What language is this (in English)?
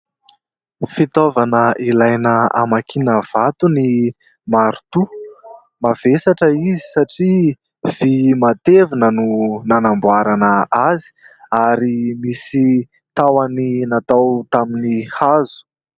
Malagasy